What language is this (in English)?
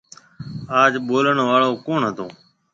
Marwari (Pakistan)